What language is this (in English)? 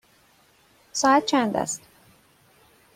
Persian